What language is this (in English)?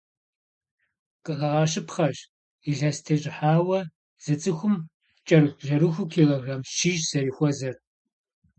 Kabardian